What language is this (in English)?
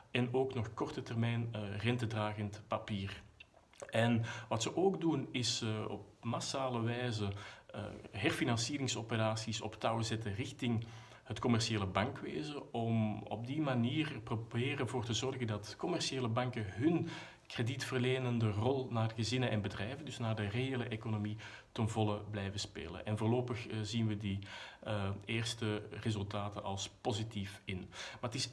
Dutch